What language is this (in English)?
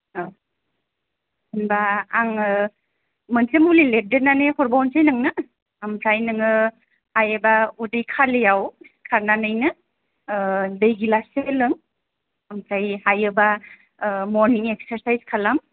Bodo